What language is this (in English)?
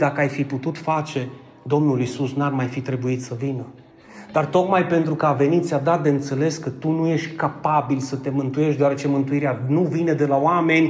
Romanian